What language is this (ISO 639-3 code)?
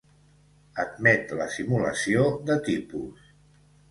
cat